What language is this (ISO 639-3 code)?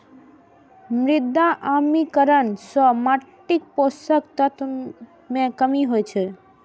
mai